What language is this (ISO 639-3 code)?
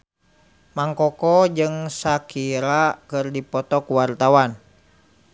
sun